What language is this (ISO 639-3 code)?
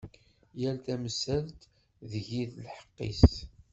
kab